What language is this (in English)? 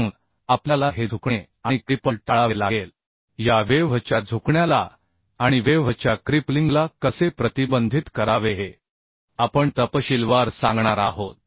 Marathi